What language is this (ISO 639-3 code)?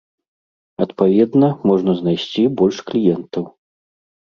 bel